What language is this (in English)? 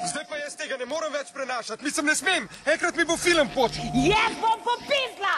Romanian